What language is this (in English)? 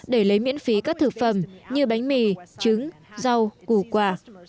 Vietnamese